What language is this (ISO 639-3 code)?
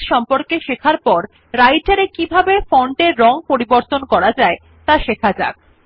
ben